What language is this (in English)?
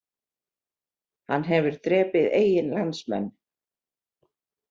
Icelandic